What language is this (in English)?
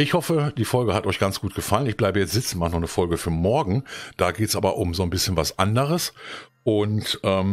German